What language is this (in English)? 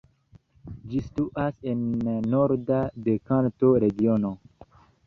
Esperanto